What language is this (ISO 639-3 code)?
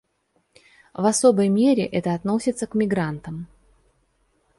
rus